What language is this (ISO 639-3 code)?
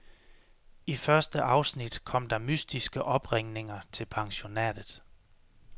dan